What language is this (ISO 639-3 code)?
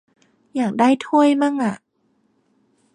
tha